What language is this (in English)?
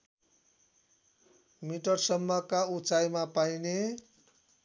Nepali